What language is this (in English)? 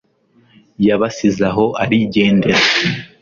Kinyarwanda